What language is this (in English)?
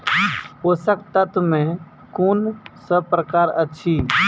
Maithili